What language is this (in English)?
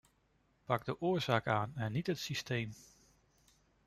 Dutch